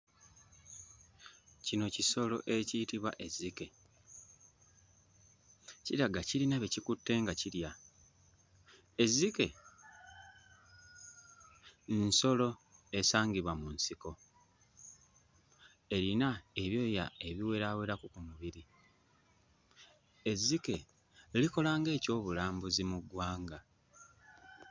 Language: Ganda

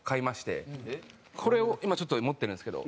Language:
Japanese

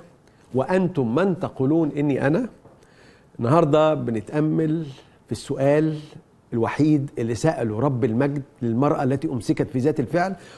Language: Arabic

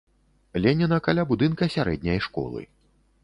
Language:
Belarusian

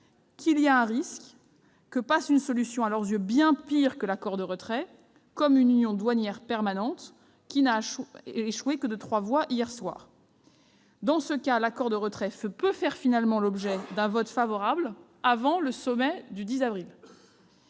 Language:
French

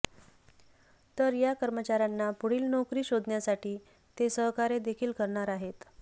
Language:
Marathi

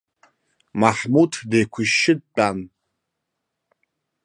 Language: Abkhazian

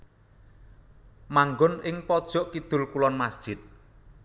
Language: Javanese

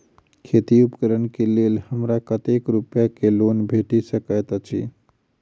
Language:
Maithili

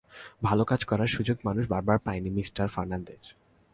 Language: Bangla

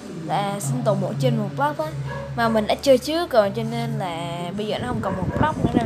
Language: Vietnamese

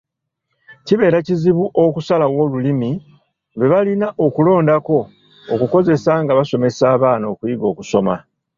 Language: Ganda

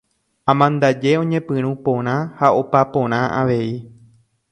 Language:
Guarani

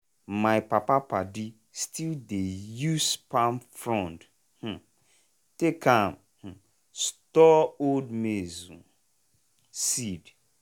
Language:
Nigerian Pidgin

